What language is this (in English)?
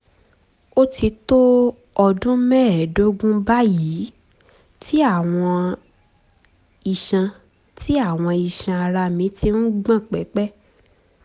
Yoruba